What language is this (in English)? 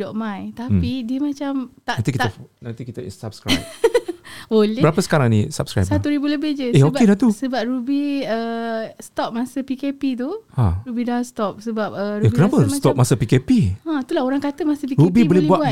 Malay